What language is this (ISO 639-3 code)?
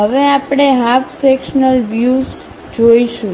guj